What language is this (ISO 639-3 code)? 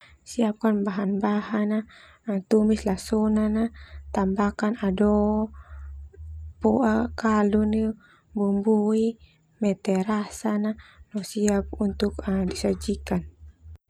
twu